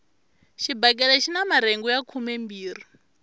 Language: Tsonga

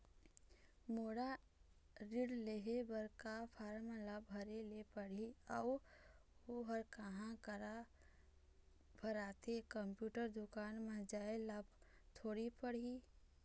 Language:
Chhattisgarhi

